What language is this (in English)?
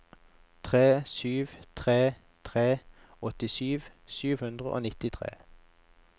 Norwegian